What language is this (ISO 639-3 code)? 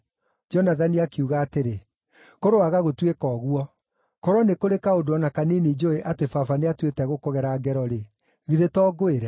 kik